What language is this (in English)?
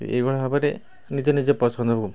Odia